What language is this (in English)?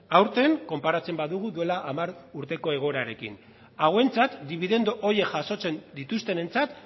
Basque